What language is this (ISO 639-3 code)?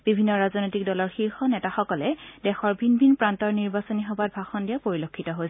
asm